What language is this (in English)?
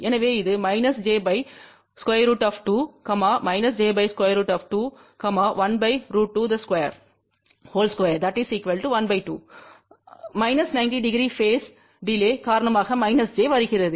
Tamil